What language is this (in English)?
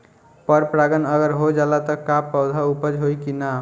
Bhojpuri